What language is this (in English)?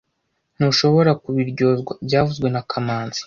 Kinyarwanda